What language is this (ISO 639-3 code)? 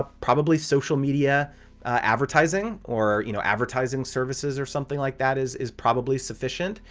eng